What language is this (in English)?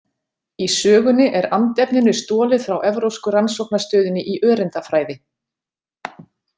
Icelandic